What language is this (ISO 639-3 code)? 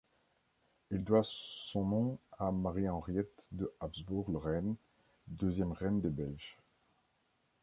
fra